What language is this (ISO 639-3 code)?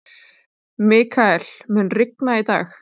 isl